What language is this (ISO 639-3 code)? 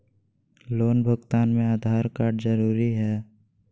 mag